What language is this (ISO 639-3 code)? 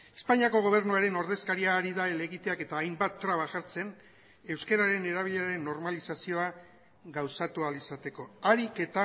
eus